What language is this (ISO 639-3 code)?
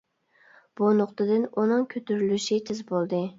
uig